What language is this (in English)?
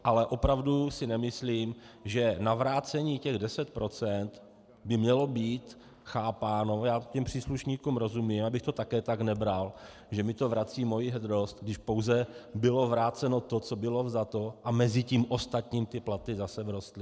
Czech